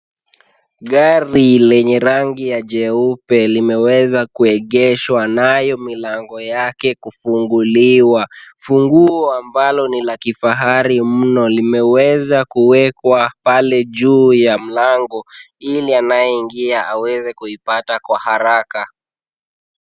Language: Swahili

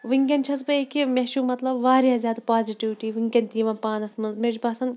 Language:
Kashmiri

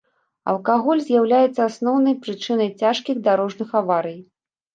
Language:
Belarusian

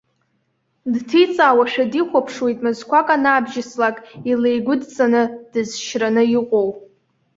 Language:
Abkhazian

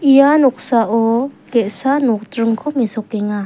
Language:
Garo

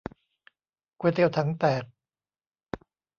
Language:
Thai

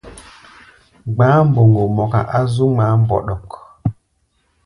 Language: Gbaya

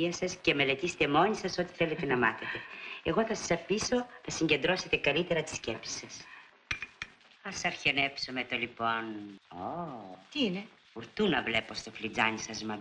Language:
Greek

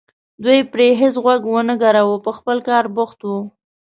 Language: Pashto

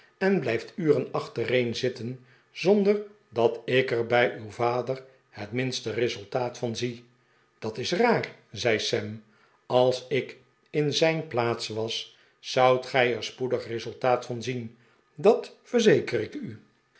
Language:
Dutch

